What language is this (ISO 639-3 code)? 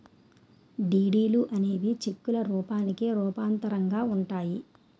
tel